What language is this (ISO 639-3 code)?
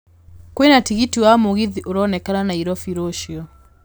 kik